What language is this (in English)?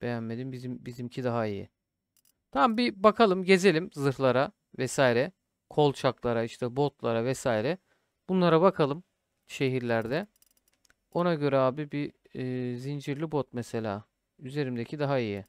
Turkish